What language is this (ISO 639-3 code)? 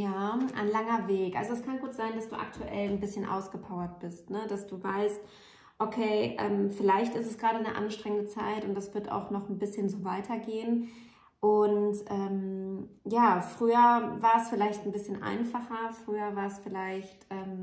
deu